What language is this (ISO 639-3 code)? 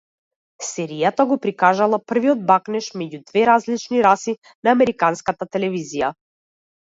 mkd